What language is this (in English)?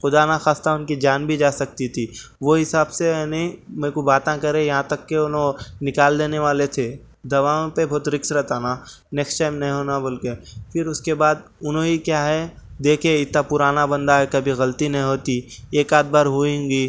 Urdu